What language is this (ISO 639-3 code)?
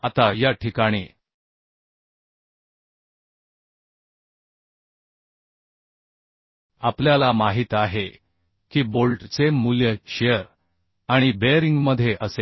mar